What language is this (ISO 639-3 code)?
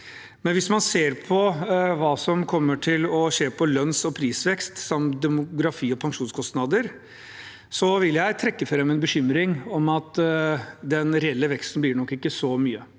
nor